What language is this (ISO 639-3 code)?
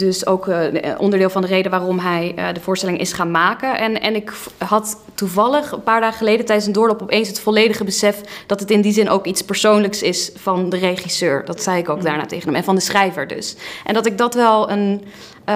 nld